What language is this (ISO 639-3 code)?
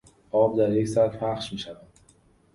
fas